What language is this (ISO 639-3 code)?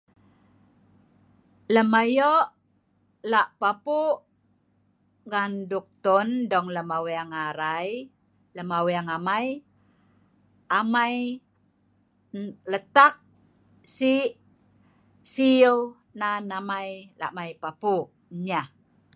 snv